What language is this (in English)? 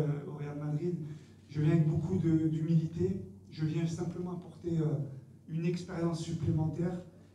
French